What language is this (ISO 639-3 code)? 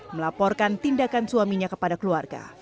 ind